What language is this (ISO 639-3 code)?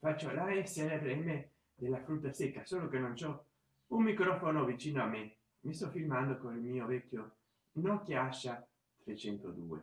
ita